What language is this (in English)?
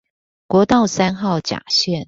Chinese